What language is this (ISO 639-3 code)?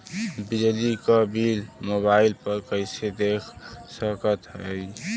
bho